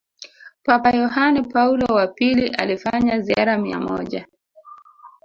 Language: Swahili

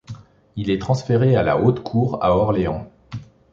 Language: French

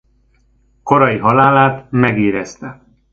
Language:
Hungarian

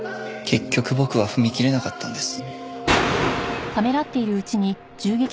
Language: Japanese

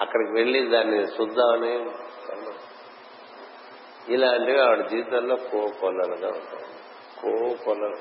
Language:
Telugu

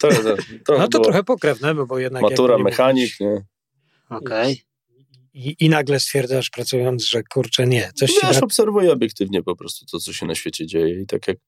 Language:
Polish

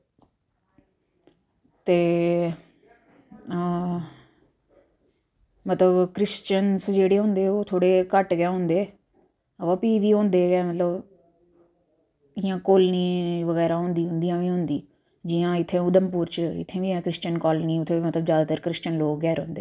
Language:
Dogri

